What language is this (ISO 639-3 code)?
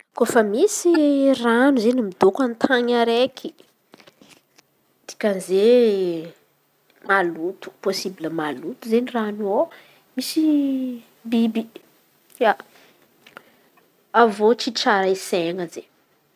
xmv